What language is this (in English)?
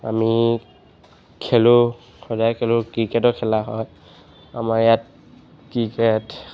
Assamese